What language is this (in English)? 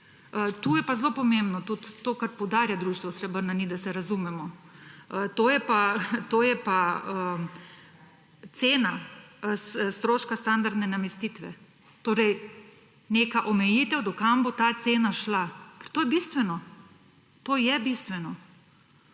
Slovenian